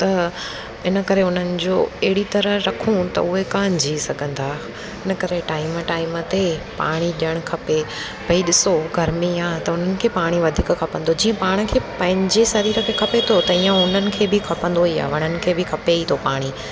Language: Sindhi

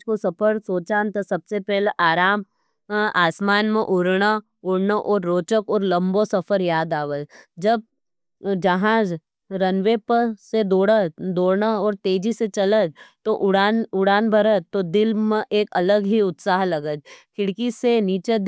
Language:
Nimadi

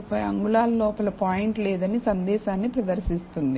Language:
Telugu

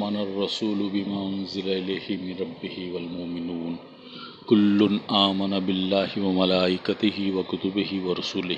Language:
Urdu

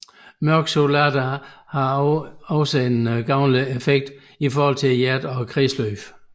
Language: Danish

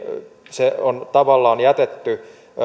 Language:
Finnish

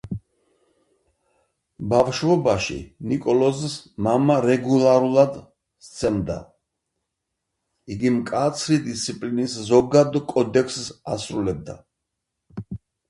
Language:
Georgian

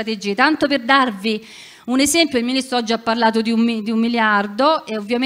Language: Italian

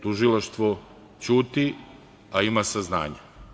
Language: Serbian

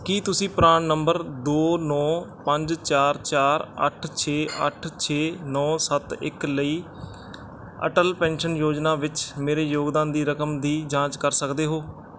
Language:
Punjabi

